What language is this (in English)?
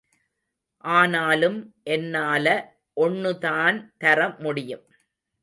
Tamil